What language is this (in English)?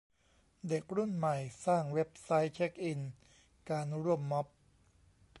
Thai